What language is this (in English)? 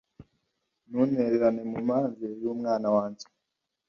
Kinyarwanda